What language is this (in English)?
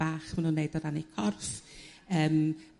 Welsh